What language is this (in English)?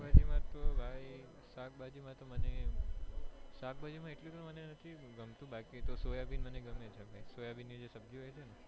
Gujarati